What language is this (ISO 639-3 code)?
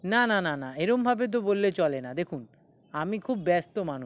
ben